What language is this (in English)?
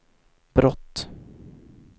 Swedish